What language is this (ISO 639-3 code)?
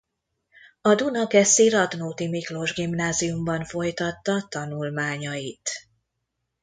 hun